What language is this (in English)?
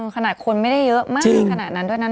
Thai